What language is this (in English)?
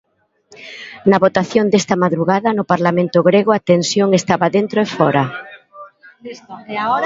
Galician